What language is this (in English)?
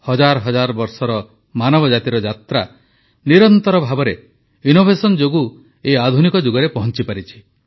Odia